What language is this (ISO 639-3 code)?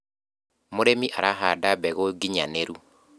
kik